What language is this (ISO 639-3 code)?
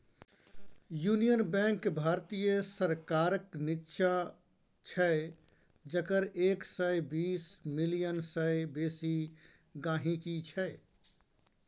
mai